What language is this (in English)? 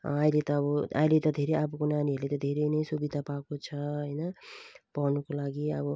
Nepali